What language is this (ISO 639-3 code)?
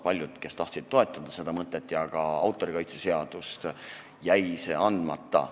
est